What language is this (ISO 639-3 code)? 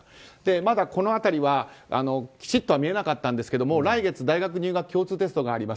jpn